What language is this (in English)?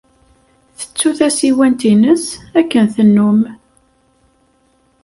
Kabyle